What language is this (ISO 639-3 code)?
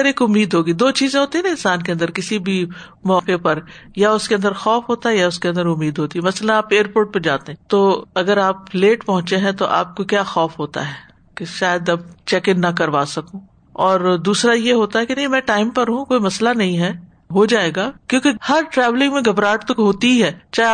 urd